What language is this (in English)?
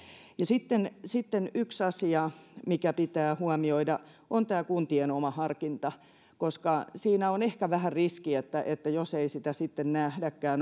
Finnish